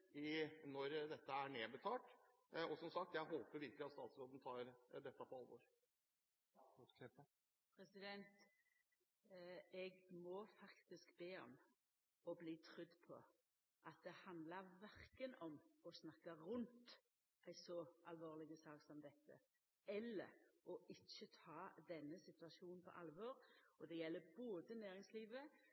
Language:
Norwegian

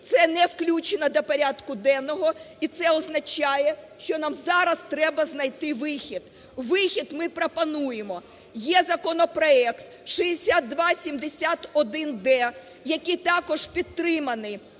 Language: Ukrainian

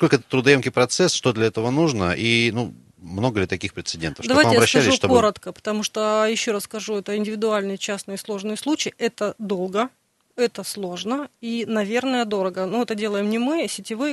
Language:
Russian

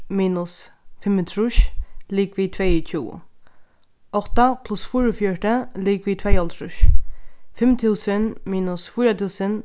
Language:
Faroese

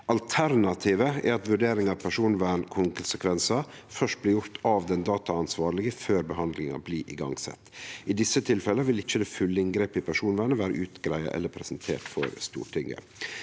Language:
Norwegian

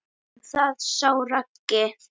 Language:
Icelandic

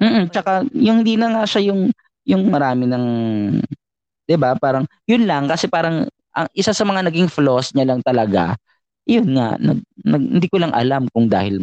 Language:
Filipino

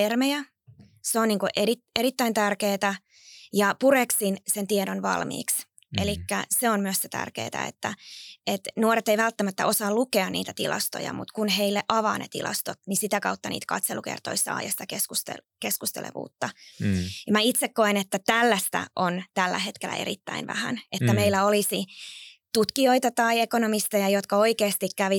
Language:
Finnish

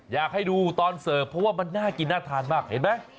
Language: Thai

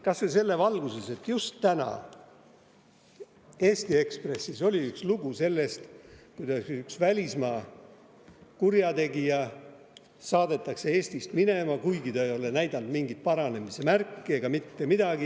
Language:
Estonian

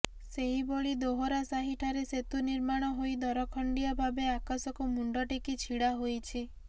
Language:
Odia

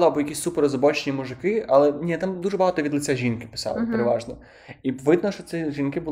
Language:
Ukrainian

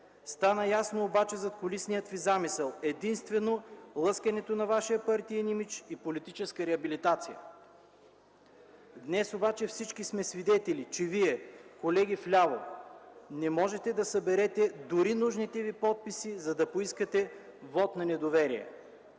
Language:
Bulgarian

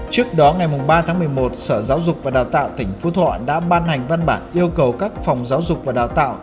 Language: Vietnamese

